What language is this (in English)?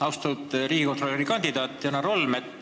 Estonian